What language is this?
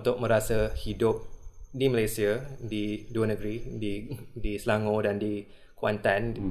Malay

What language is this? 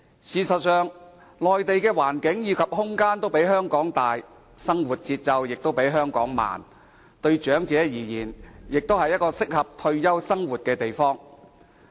Cantonese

